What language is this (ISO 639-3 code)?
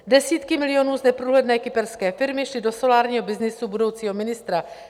ces